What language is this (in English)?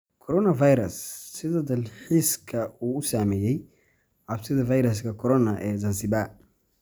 Somali